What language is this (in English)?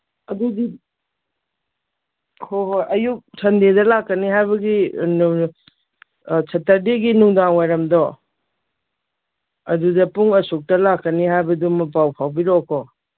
Manipuri